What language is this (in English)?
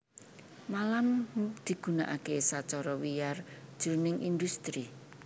Javanese